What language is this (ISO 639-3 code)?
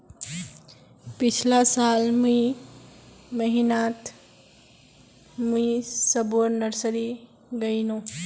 mag